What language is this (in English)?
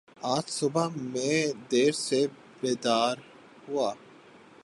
Urdu